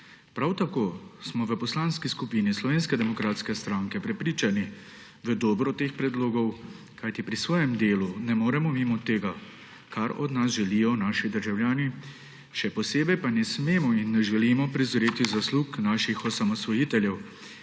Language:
Slovenian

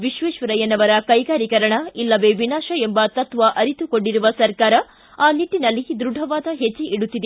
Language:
Kannada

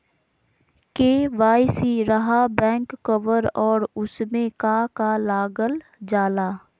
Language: Magahi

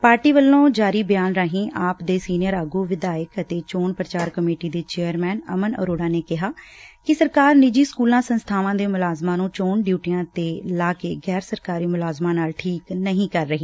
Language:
Punjabi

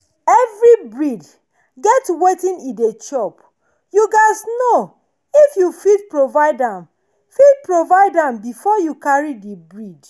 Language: Nigerian Pidgin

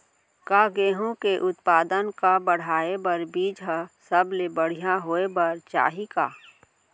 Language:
Chhattisgarhi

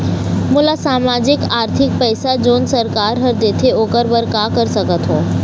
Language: Chhattisgarhi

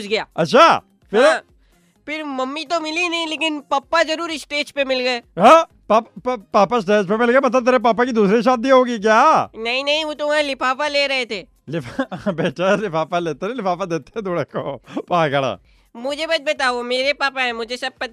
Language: Hindi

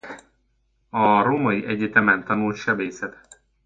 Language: Hungarian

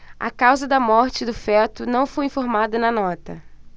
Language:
Portuguese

